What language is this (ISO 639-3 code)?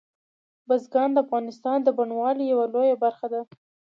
pus